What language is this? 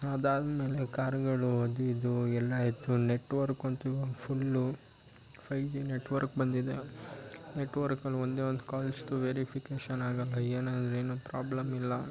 Kannada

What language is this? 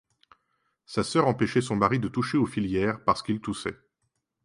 French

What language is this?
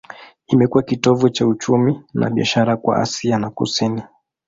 Swahili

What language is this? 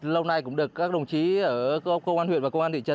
Vietnamese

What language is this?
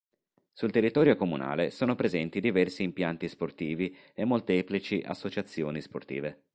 Italian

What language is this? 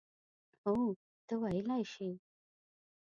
Pashto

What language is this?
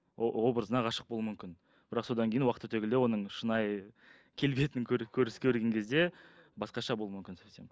Kazakh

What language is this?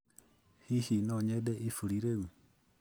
Kikuyu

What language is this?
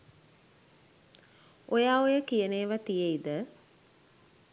Sinhala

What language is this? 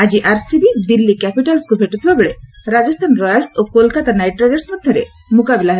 Odia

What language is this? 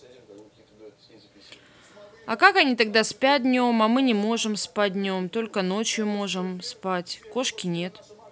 Russian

